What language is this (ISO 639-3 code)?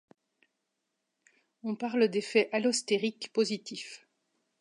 fra